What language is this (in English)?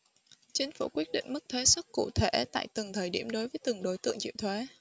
Vietnamese